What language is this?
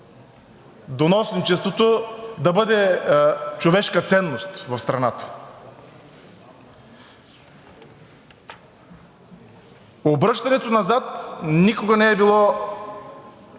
Bulgarian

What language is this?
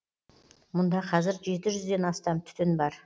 Kazakh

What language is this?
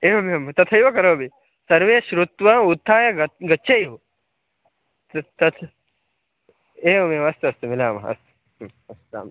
Sanskrit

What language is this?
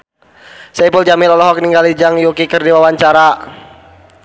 Sundanese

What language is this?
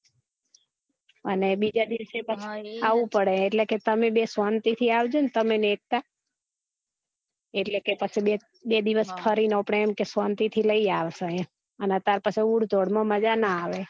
Gujarati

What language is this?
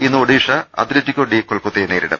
Malayalam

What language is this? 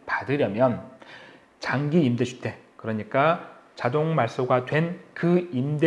Korean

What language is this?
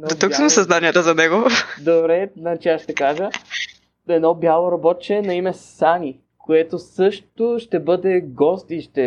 Bulgarian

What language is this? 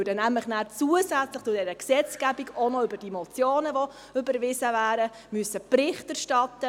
Swiss German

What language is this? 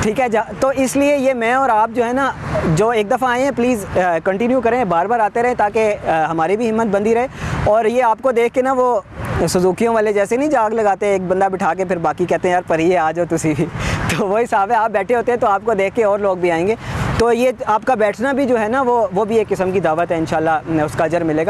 Indonesian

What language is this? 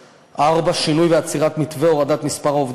Hebrew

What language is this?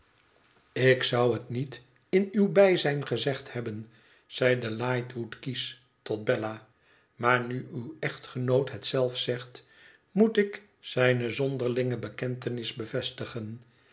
Dutch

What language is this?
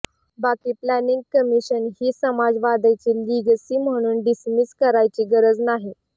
Marathi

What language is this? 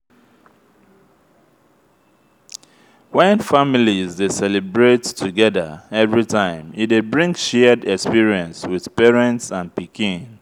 Nigerian Pidgin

